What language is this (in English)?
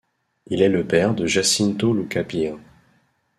French